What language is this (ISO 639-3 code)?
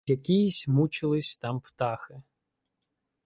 ukr